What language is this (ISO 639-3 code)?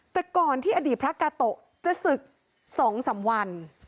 tha